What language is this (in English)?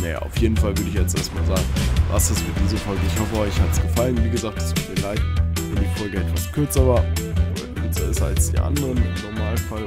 German